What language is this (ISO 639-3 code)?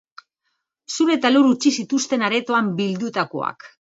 eus